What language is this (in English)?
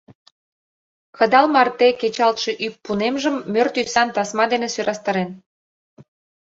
Mari